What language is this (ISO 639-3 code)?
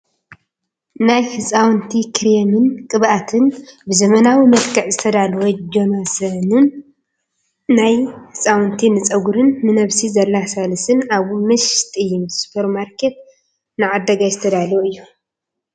tir